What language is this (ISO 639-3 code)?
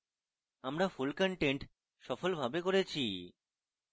ben